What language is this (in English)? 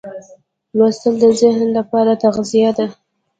Pashto